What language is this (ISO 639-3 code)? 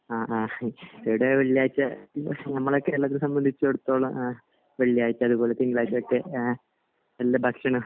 mal